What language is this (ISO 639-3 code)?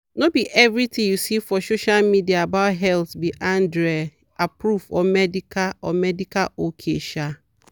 pcm